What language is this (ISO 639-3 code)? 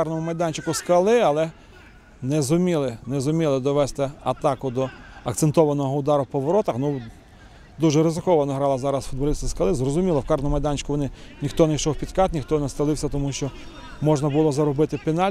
ukr